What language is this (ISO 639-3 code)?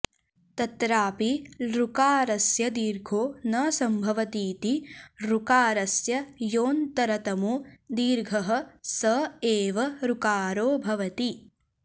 san